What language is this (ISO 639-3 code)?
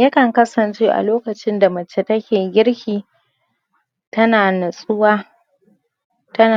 hau